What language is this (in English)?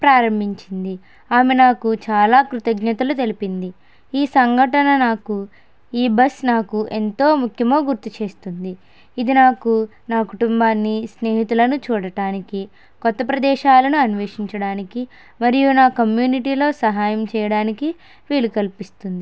Telugu